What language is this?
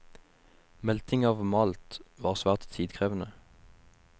Norwegian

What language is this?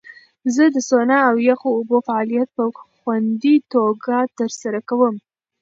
Pashto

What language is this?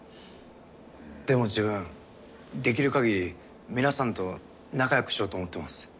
Japanese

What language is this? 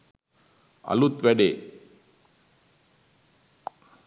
Sinhala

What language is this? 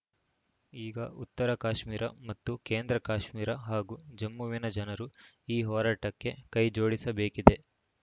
Kannada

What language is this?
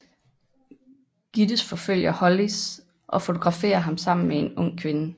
Danish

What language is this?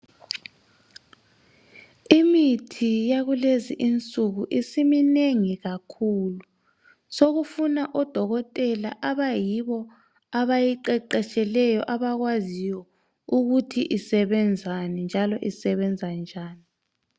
North Ndebele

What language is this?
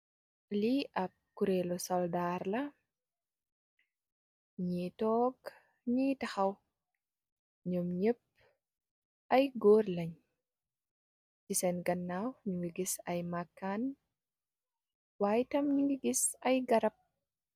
Wolof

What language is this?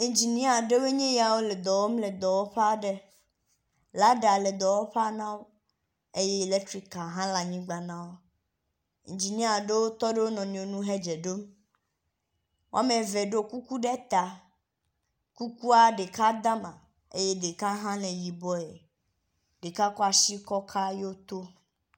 Ewe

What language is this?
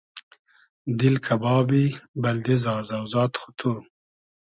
Hazaragi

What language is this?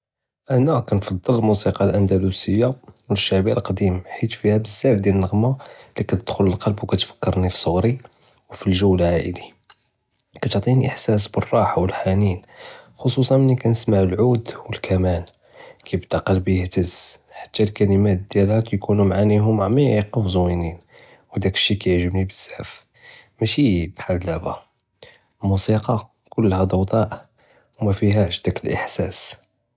Judeo-Arabic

